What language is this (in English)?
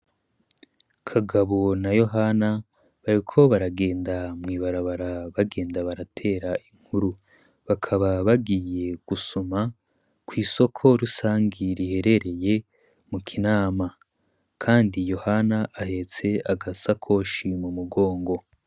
Rundi